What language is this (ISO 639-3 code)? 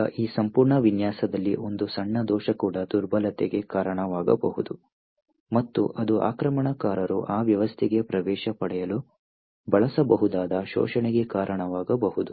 kan